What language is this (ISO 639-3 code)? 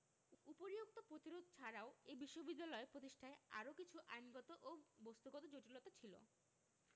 ben